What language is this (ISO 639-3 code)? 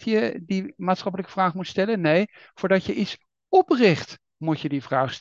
nld